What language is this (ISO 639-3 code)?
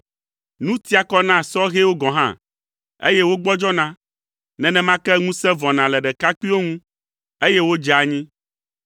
ewe